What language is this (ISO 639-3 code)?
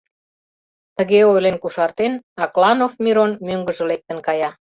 chm